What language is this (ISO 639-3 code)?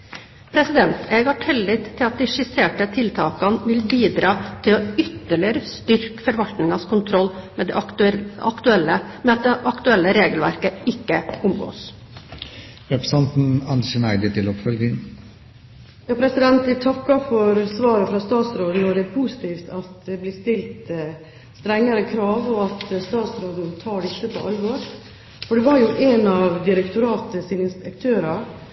nob